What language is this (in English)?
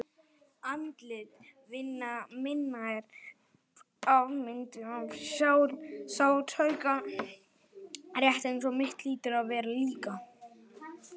Icelandic